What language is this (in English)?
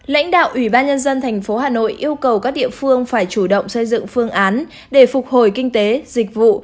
Vietnamese